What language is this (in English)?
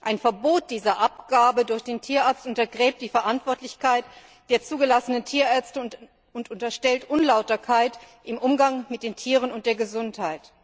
German